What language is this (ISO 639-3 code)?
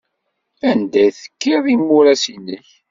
kab